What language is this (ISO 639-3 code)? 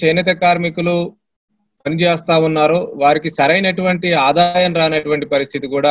hin